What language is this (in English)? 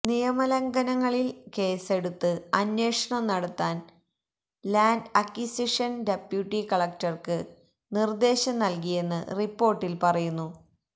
Malayalam